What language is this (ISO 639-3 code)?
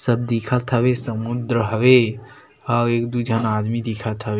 hne